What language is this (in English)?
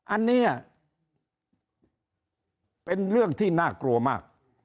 Thai